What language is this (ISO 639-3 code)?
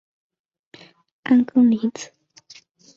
zho